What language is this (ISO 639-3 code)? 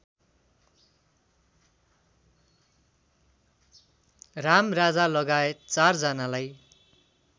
nep